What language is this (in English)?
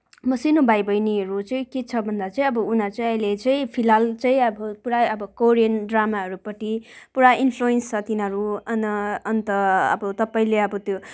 Nepali